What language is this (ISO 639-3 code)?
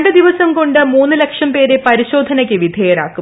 mal